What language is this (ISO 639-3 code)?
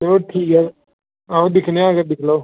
doi